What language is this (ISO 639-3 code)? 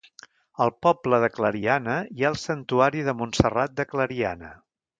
cat